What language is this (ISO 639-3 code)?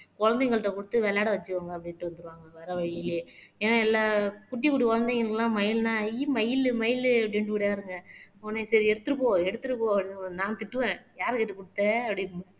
tam